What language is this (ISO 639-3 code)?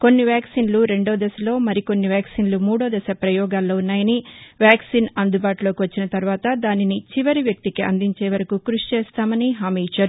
tel